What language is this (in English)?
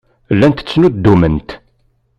Kabyle